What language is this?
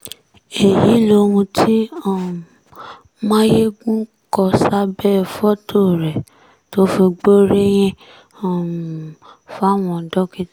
Yoruba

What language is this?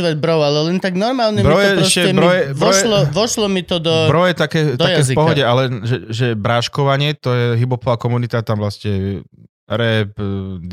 Slovak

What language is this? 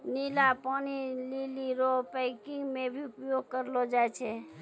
Maithili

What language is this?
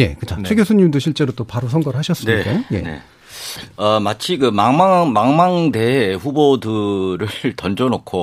Korean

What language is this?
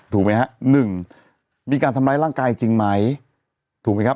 Thai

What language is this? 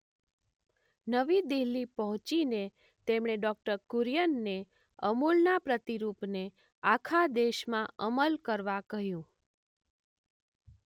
Gujarati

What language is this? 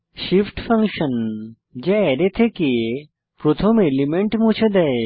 Bangla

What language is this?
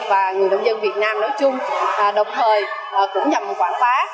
Vietnamese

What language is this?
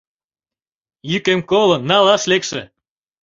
Mari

